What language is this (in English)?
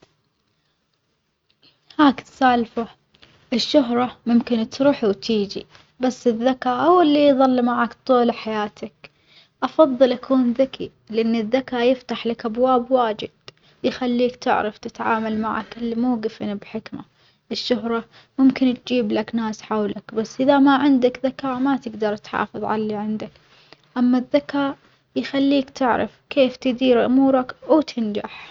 Omani Arabic